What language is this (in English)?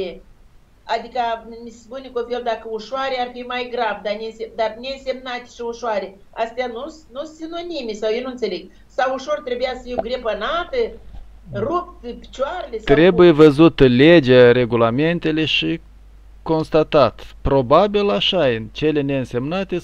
Romanian